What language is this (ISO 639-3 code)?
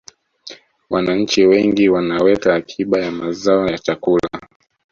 swa